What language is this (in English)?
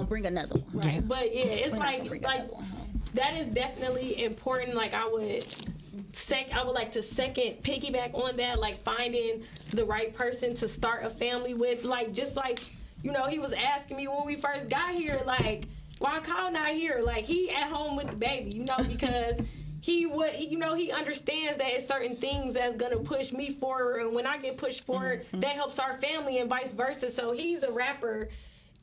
English